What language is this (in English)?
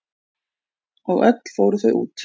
Icelandic